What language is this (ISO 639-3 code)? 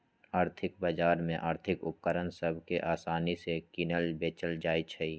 mag